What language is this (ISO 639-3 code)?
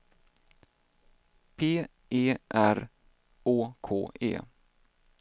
swe